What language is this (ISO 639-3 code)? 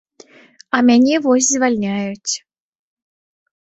bel